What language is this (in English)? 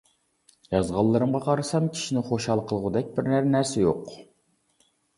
Uyghur